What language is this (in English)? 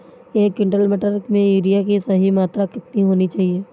Hindi